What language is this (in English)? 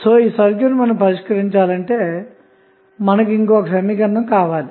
Telugu